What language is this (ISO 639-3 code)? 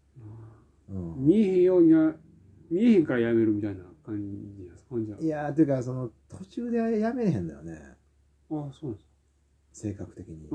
jpn